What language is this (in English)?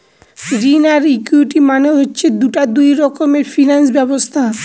Bangla